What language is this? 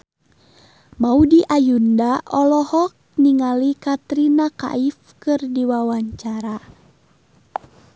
Sundanese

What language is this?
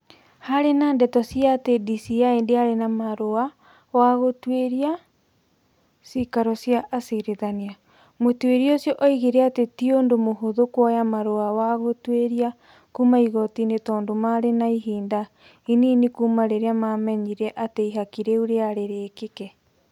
Kikuyu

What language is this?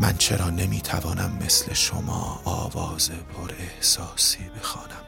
Persian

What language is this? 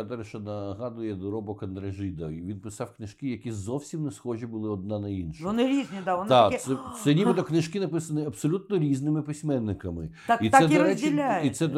Ukrainian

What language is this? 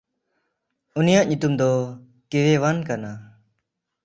Santali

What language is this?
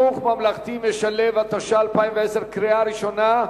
Hebrew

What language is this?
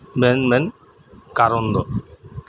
Santali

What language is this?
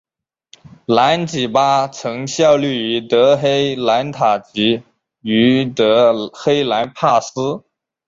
Chinese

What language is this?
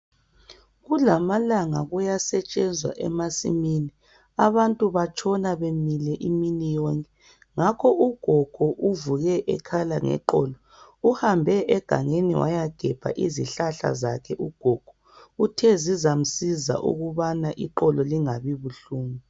North Ndebele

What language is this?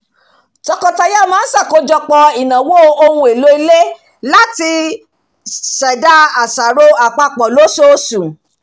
Yoruba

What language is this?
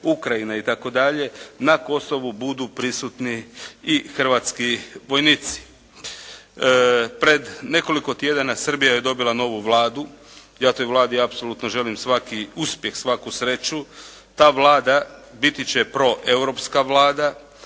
Croatian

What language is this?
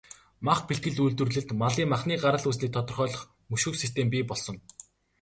Mongolian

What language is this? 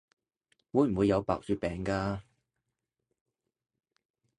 Cantonese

